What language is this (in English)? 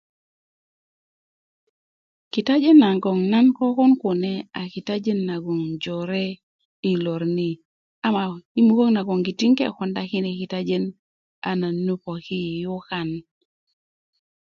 Kuku